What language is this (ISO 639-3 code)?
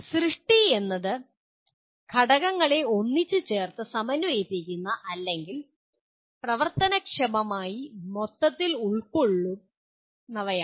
mal